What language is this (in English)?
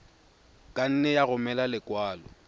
Tswana